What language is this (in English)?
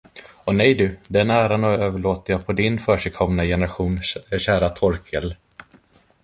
Swedish